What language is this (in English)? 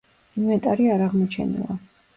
Georgian